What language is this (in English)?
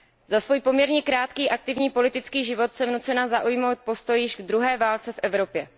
Czech